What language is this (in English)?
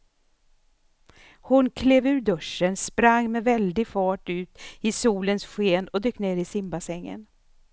Swedish